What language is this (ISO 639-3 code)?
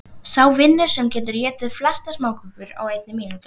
isl